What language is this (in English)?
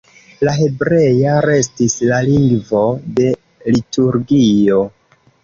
Esperanto